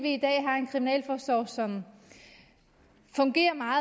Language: Danish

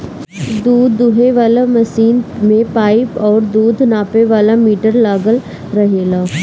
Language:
Bhojpuri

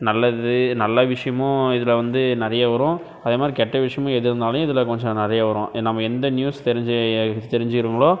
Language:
Tamil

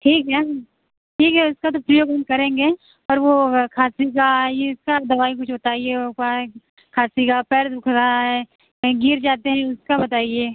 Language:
Hindi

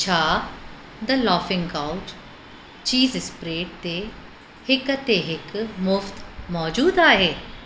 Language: Sindhi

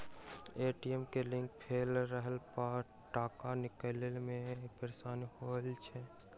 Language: Maithili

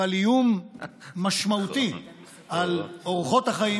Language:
Hebrew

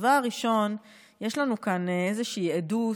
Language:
Hebrew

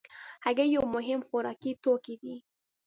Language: Pashto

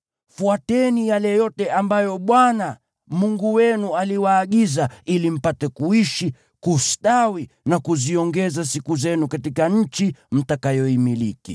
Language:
Swahili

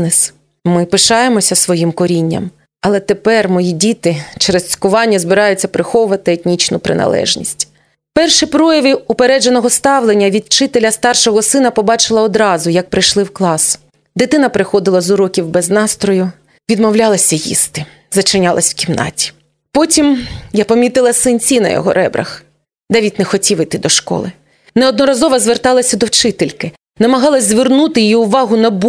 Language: Ukrainian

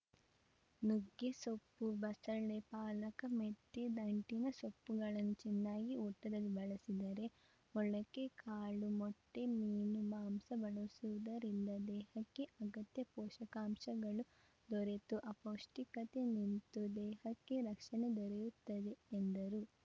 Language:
Kannada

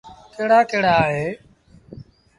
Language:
Sindhi Bhil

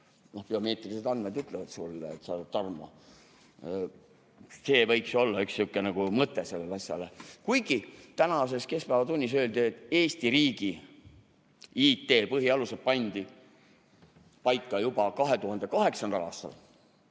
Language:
Estonian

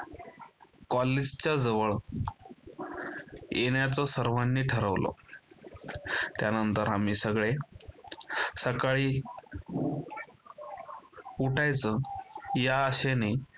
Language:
Marathi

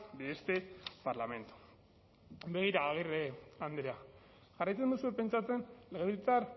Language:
Basque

